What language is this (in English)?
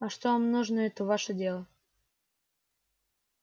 Russian